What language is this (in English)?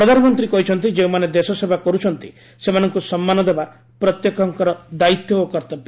Odia